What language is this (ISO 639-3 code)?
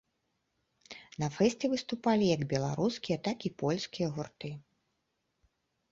bel